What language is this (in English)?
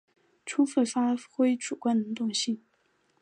Chinese